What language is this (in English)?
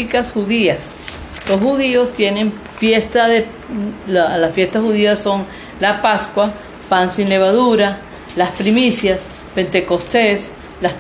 Spanish